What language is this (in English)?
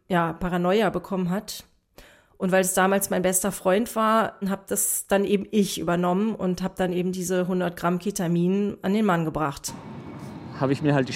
German